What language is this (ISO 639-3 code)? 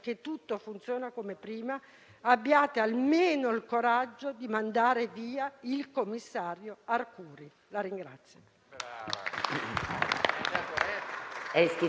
ita